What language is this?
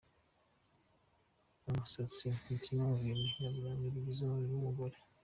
Kinyarwanda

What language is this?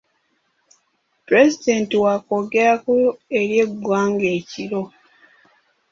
Ganda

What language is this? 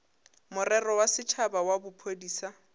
Northern Sotho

